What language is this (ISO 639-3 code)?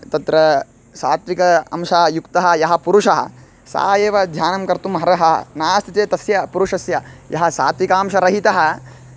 san